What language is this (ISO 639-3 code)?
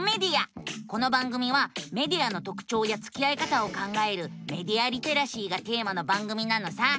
jpn